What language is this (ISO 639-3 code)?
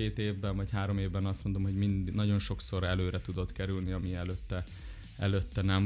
hun